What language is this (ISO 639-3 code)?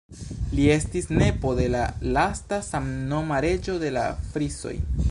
epo